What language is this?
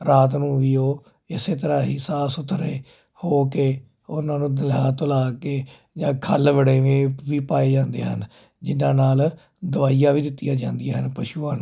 Punjabi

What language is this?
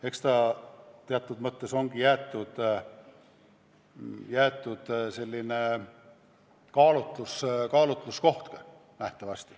Estonian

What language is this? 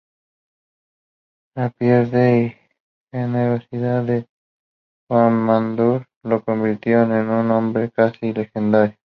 Spanish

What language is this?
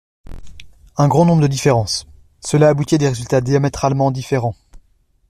French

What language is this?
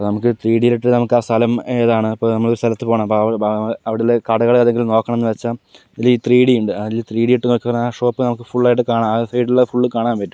Malayalam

